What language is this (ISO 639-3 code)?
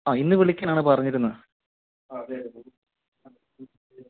mal